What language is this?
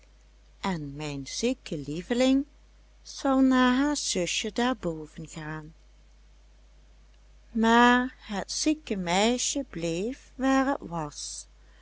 Dutch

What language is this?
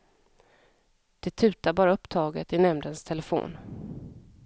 Swedish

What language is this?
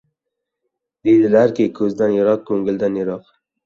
Uzbek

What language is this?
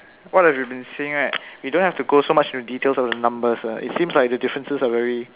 English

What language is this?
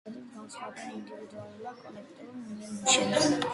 Georgian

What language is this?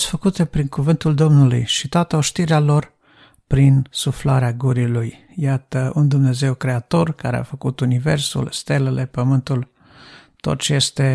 Romanian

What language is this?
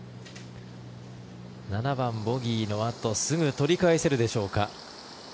Japanese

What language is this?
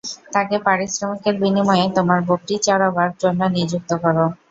Bangla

